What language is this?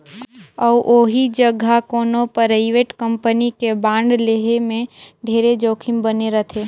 Chhattisgarhi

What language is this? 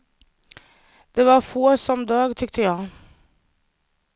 Swedish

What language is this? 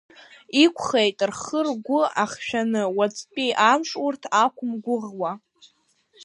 Abkhazian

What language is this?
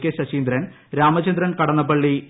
Malayalam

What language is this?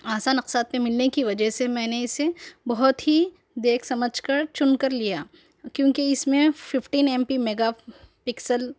Urdu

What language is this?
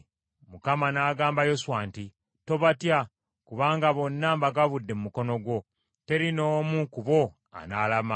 Ganda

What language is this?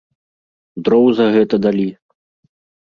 Belarusian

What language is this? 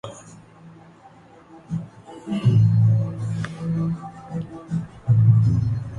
Urdu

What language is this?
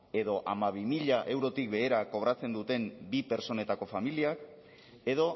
Basque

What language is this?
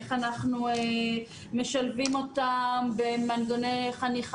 Hebrew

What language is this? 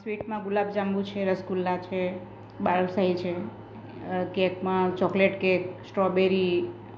Gujarati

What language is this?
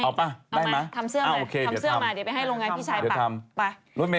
Thai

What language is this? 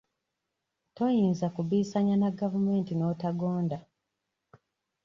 Ganda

